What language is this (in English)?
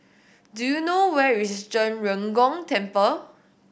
English